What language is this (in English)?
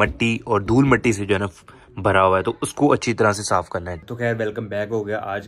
Hindi